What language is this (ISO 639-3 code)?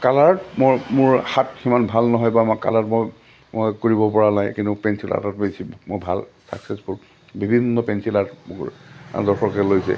asm